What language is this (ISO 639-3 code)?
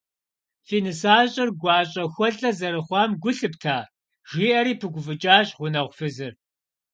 kbd